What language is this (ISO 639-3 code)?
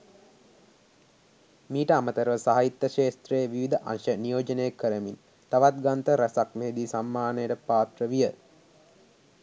sin